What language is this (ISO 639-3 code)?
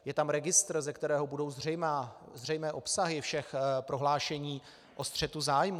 ces